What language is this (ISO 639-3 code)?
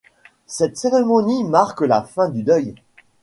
fra